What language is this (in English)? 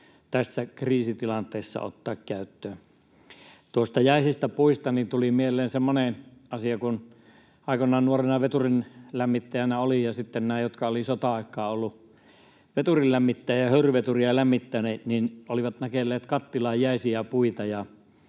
Finnish